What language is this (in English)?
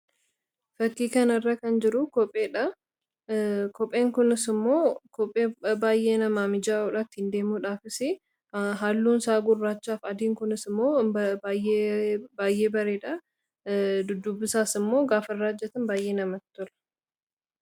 Oromo